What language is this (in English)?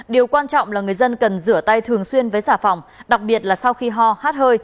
Vietnamese